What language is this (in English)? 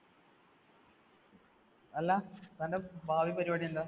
Malayalam